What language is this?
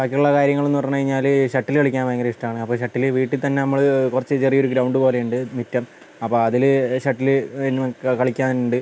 Malayalam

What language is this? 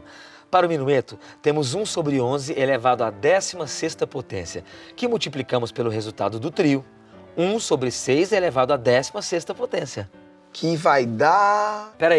Portuguese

